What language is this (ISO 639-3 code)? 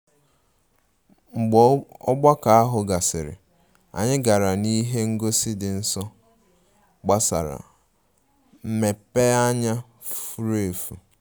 ibo